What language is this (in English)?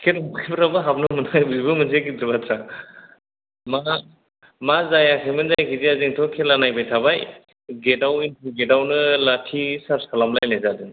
Bodo